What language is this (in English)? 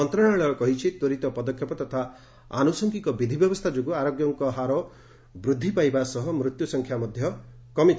Odia